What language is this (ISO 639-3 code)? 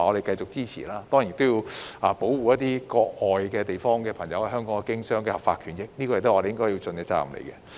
yue